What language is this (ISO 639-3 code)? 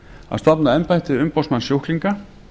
isl